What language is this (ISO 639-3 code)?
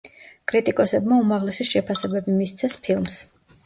kat